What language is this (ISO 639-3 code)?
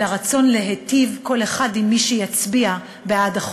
heb